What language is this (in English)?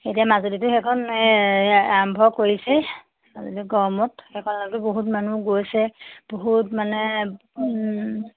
Assamese